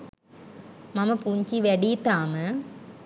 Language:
Sinhala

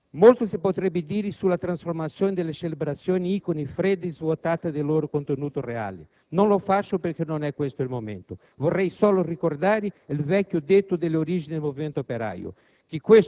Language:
Italian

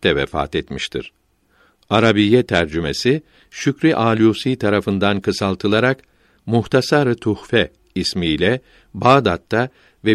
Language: Turkish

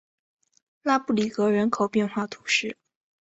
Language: Chinese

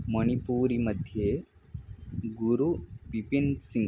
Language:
Sanskrit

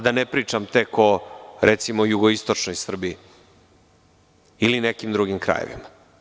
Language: Serbian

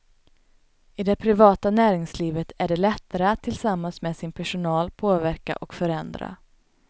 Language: Swedish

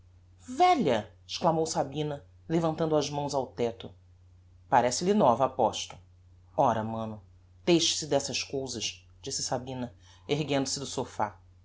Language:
Portuguese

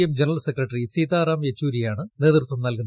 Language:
Malayalam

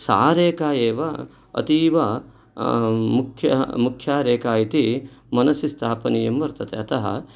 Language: Sanskrit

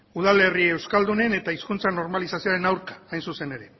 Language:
Basque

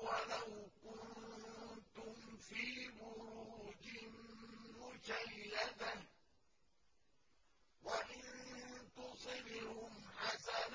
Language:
Arabic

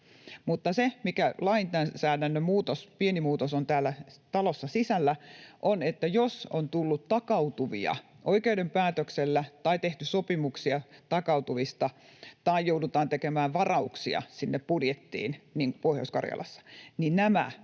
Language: Finnish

